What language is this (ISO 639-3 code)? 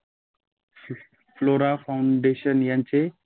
mar